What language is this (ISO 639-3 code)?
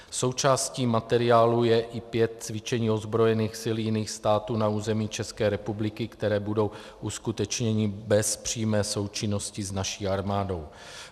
ces